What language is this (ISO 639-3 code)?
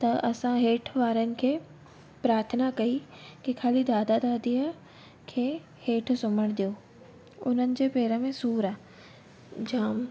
snd